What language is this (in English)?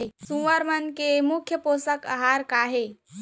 Chhattisgarhi